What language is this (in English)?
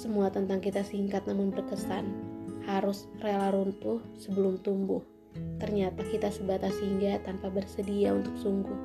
Indonesian